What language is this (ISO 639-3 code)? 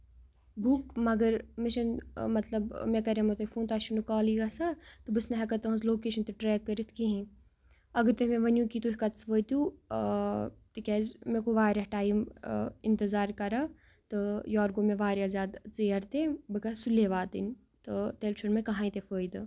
kas